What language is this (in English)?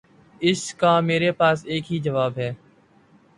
Urdu